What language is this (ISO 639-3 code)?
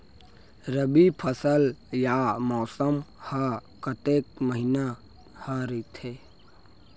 hne